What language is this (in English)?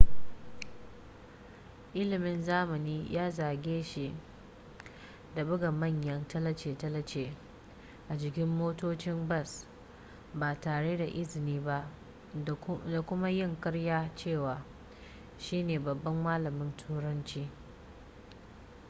Hausa